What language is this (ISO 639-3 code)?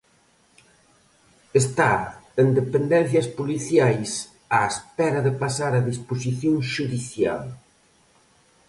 glg